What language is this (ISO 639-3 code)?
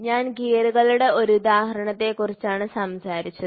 mal